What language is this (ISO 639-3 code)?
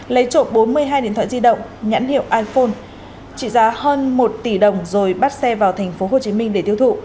vie